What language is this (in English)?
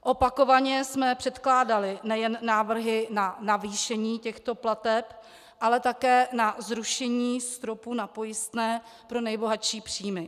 Czech